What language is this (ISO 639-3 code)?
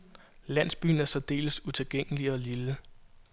dan